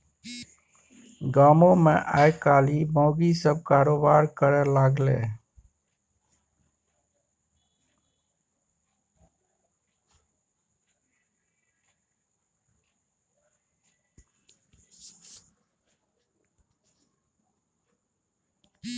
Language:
Maithili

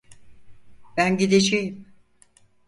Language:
Turkish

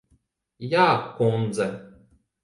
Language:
Latvian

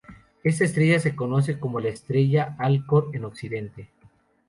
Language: Spanish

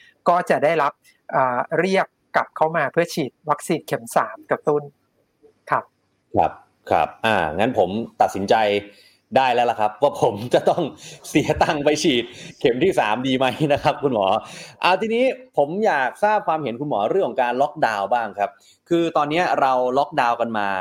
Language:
Thai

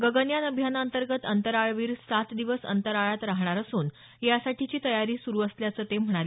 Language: Marathi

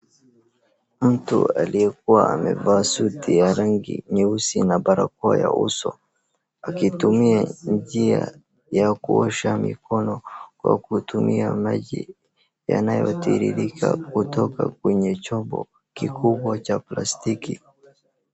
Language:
Swahili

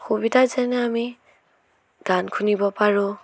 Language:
Assamese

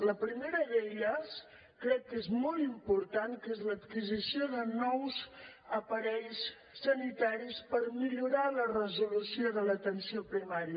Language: Catalan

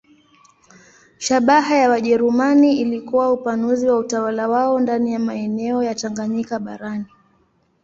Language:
Swahili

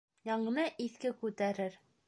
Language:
Bashkir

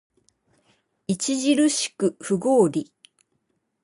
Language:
Japanese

